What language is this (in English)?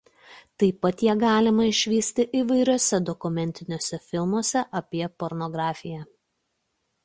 Lithuanian